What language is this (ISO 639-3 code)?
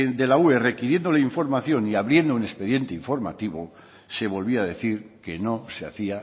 spa